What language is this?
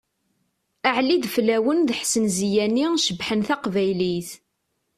Kabyle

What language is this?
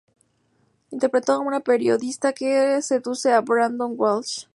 Spanish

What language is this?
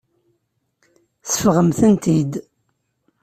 Kabyle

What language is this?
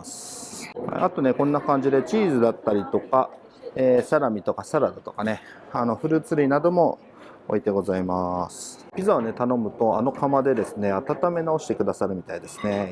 Japanese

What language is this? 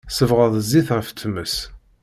Kabyle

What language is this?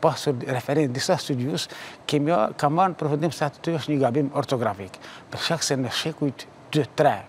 Romanian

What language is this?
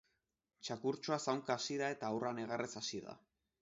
Basque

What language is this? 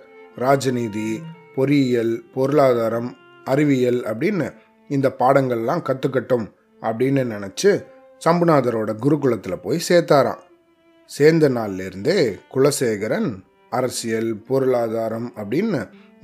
Tamil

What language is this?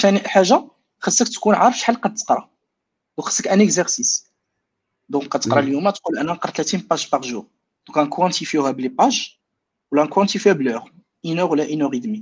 Arabic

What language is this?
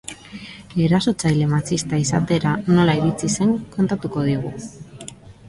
Basque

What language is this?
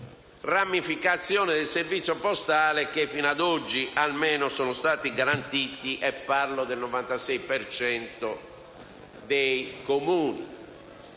Italian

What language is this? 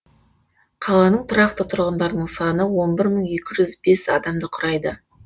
Kazakh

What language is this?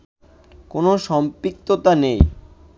Bangla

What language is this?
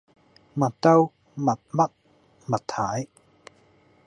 Cantonese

